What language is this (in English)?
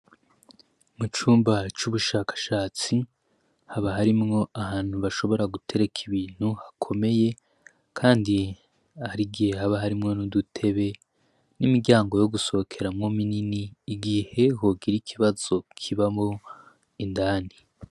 Rundi